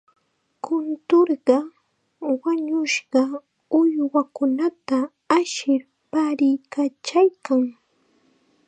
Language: Chiquián Ancash Quechua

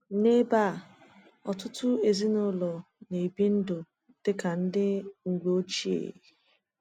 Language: Igbo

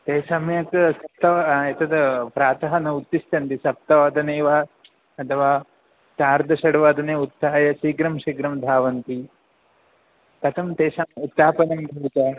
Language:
Sanskrit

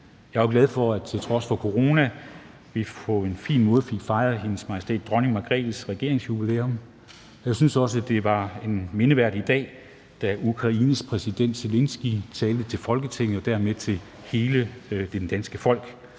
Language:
Danish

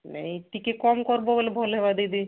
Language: Odia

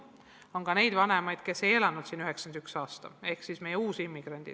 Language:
Estonian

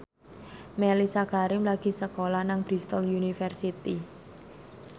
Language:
Javanese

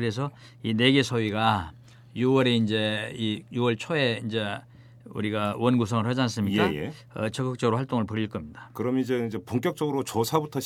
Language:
Korean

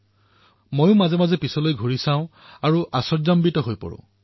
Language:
Assamese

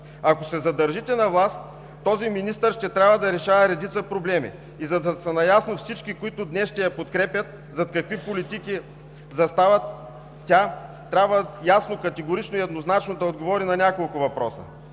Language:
Bulgarian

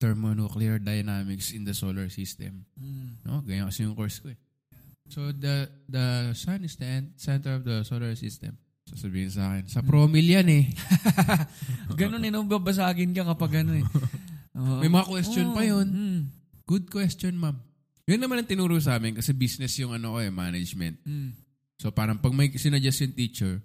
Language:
Filipino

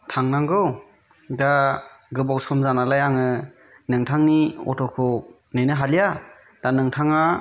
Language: Bodo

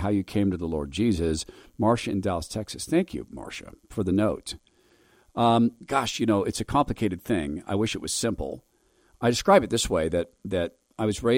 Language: English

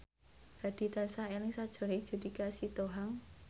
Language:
Javanese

